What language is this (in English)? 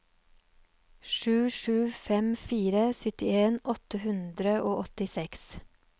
Norwegian